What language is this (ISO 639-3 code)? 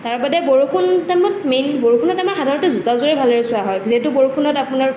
asm